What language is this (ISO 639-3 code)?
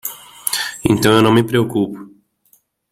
por